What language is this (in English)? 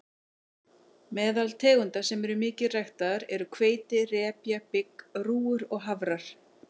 Icelandic